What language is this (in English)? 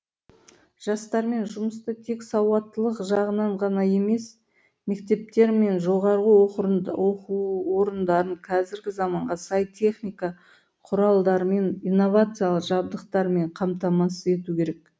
Kazakh